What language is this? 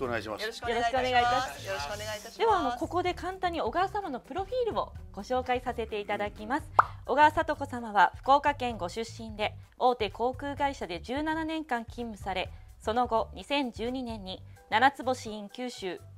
Japanese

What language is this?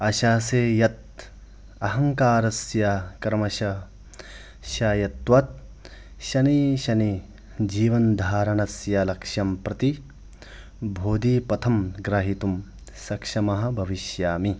Sanskrit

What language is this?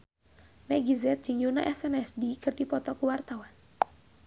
Sundanese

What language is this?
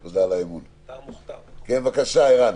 Hebrew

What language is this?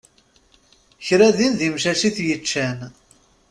Kabyle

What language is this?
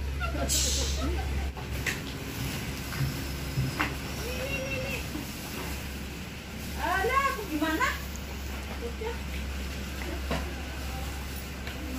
Indonesian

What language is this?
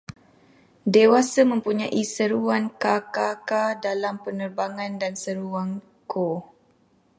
Malay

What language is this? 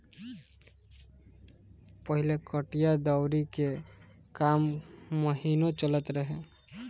Bhojpuri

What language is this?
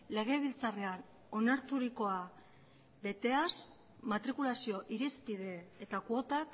Basque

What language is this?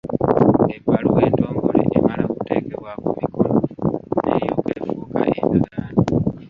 Ganda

